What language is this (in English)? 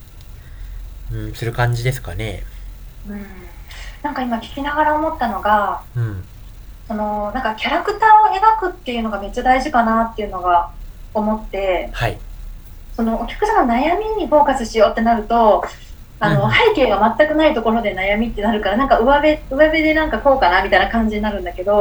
Japanese